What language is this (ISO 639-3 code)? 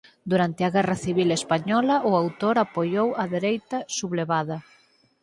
glg